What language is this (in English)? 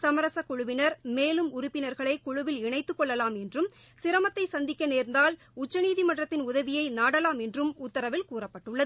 Tamil